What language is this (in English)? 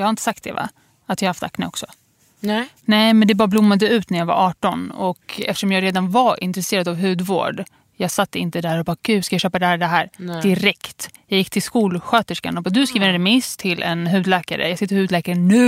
Swedish